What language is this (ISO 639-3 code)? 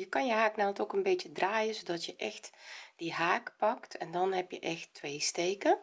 nld